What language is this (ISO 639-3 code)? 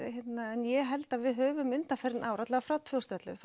isl